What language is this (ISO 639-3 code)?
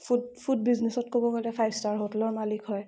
asm